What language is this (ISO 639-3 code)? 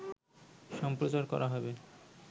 ben